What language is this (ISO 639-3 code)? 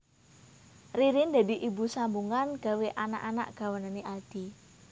jav